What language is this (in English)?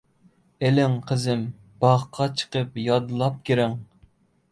Uyghur